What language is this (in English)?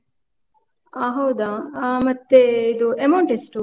Kannada